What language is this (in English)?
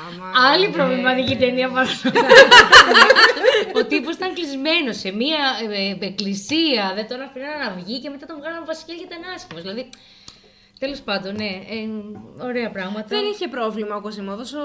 Greek